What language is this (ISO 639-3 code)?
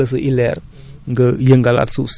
wol